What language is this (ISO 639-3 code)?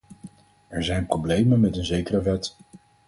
nld